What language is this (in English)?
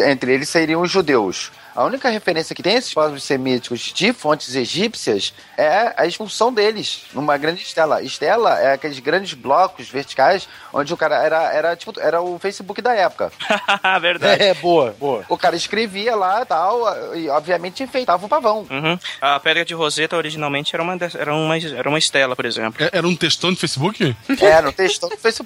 Portuguese